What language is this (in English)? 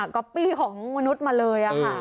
Thai